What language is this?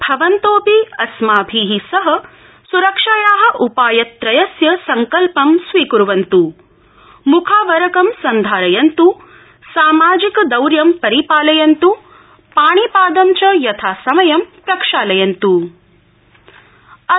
Sanskrit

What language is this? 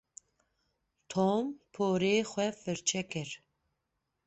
Kurdish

